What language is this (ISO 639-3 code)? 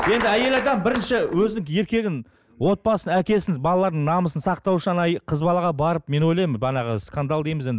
kaz